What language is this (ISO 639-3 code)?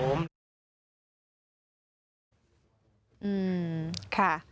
tha